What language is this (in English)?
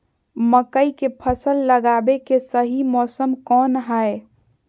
Magahi